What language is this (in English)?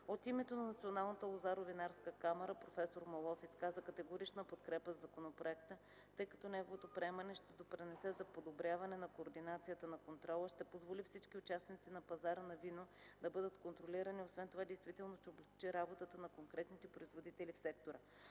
Bulgarian